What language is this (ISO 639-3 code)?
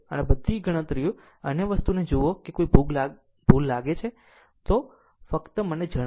guj